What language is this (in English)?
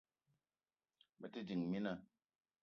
Eton (Cameroon)